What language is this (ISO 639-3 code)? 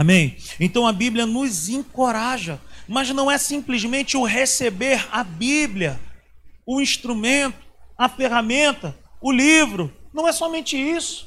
por